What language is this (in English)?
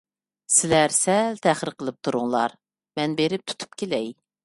Uyghur